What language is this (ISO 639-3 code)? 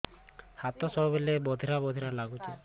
ori